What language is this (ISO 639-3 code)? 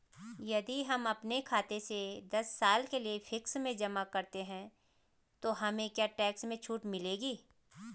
hin